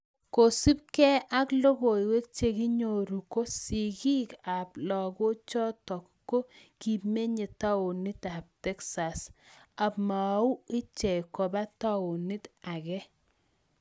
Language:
Kalenjin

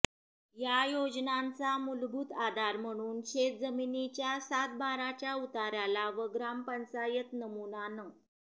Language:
Marathi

